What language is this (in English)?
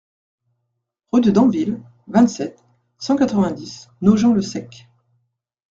French